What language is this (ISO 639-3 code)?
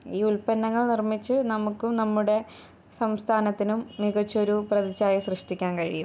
mal